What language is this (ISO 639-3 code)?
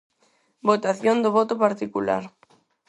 glg